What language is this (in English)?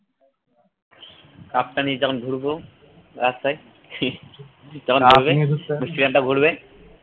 Bangla